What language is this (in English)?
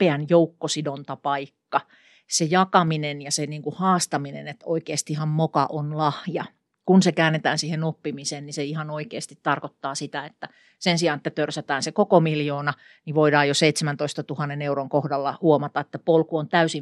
Finnish